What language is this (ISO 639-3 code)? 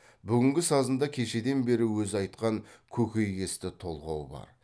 kaz